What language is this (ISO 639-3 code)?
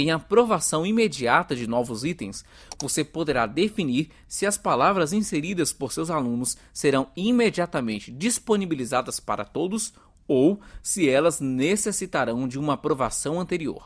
por